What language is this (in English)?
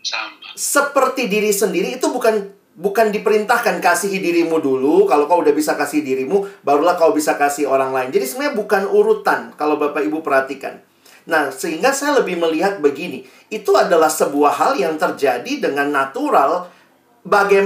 Indonesian